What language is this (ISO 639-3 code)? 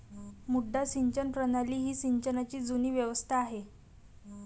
mar